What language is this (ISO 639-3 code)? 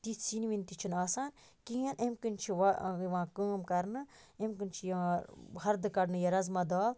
kas